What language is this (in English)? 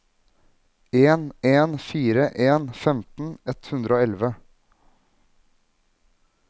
Norwegian